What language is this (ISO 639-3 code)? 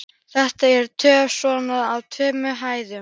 isl